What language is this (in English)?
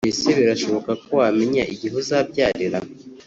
Kinyarwanda